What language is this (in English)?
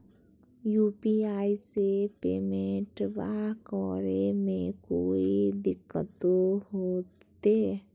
Magahi